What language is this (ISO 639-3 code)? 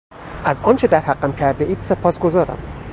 fas